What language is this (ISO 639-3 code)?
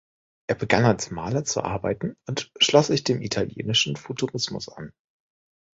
deu